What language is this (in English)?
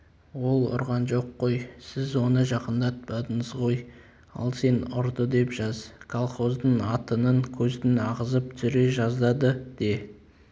Kazakh